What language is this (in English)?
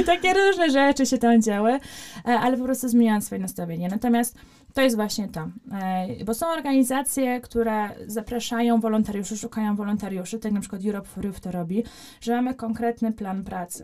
Polish